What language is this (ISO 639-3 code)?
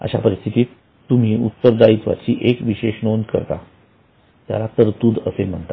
mar